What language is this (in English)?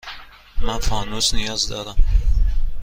Persian